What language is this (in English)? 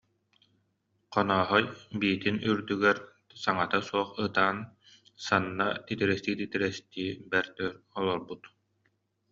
Yakut